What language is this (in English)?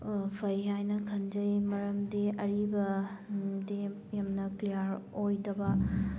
Manipuri